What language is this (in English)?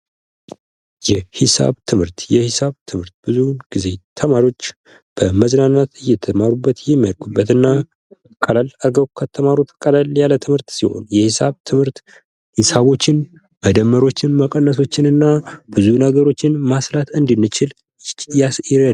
Amharic